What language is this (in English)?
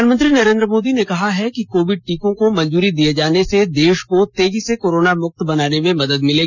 Hindi